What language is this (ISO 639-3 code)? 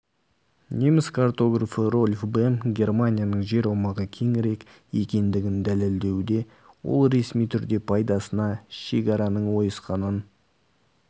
kaz